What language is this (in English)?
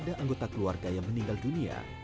Indonesian